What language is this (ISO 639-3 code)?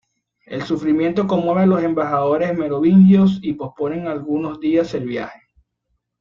spa